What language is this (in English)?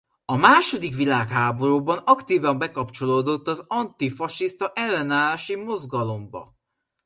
Hungarian